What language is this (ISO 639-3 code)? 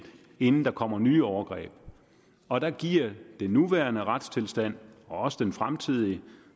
dan